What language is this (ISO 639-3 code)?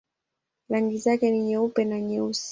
swa